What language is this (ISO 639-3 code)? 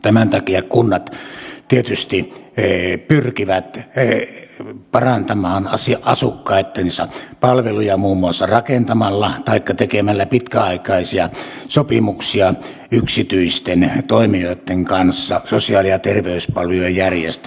fin